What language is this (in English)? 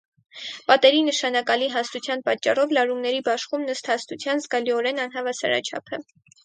Armenian